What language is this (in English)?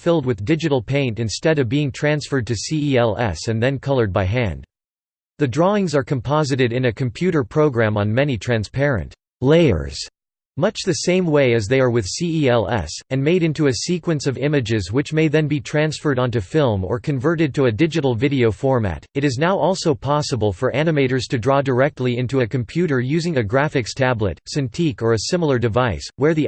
English